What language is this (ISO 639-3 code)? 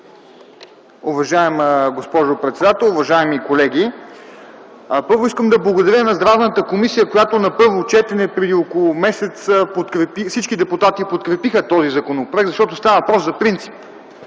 bul